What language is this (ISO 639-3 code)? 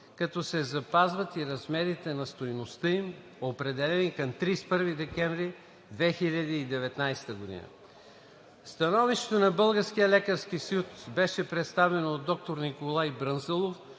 bul